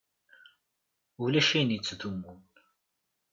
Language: Kabyle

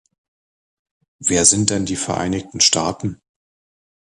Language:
German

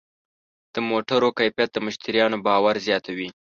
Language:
Pashto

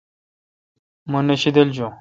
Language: Kalkoti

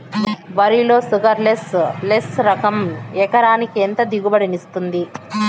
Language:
Telugu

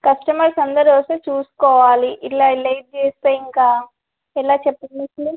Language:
Telugu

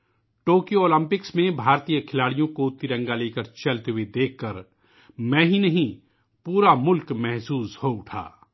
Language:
Urdu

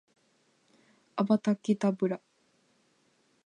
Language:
Japanese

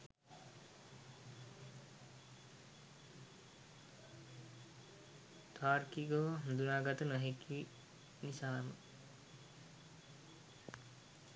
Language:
Sinhala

